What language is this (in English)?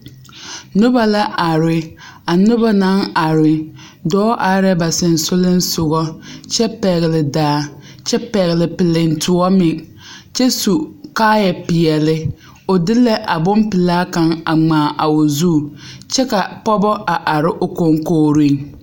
Southern Dagaare